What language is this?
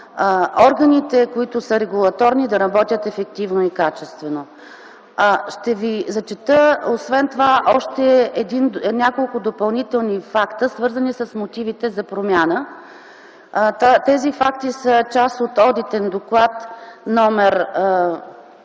Bulgarian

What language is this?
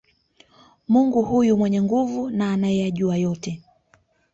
Swahili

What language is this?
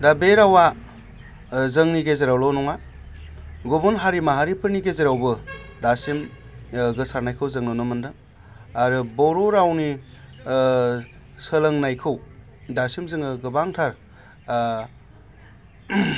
Bodo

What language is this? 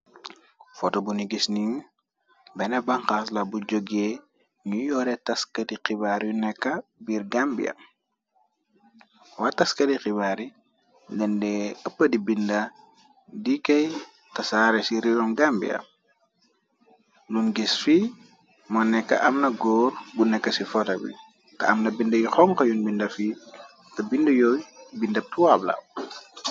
Wolof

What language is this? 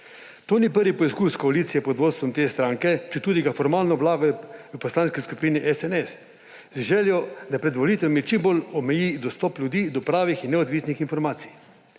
Slovenian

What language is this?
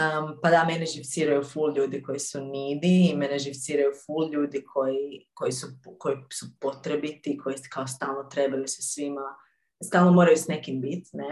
Croatian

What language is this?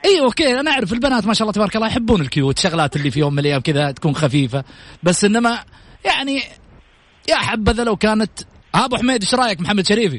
Arabic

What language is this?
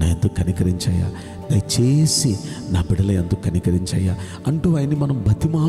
Hindi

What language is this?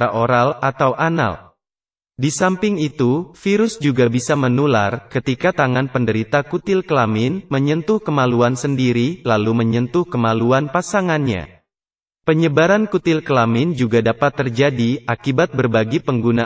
Indonesian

